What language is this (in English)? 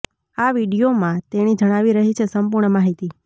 Gujarati